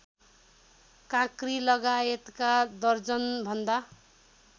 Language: Nepali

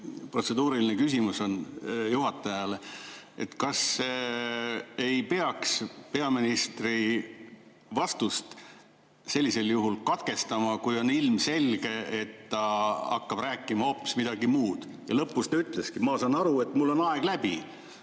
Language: Estonian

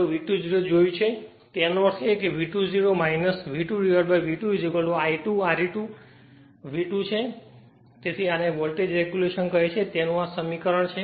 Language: Gujarati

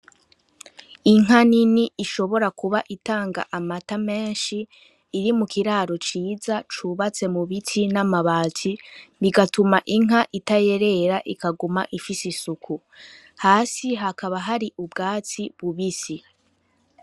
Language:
Rundi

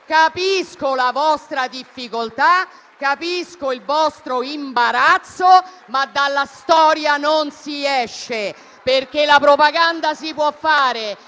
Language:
Italian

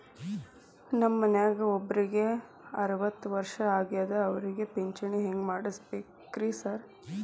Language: Kannada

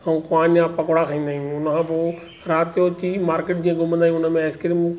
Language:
Sindhi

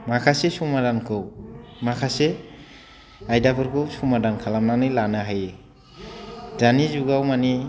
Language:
Bodo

